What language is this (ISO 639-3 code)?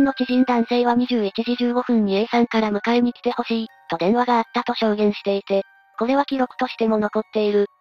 jpn